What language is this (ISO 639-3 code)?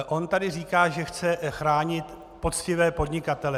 ces